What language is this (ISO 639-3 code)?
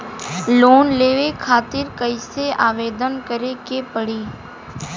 bho